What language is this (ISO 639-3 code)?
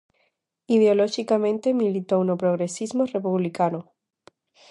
glg